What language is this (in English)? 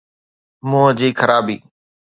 Sindhi